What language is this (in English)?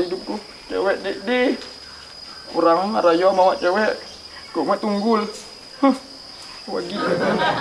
Indonesian